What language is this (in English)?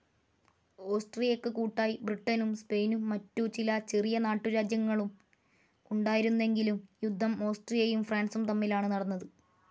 Malayalam